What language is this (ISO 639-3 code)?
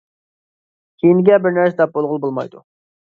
uig